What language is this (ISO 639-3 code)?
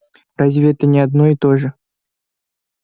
rus